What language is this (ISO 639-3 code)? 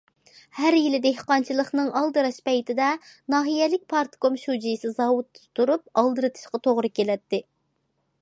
uig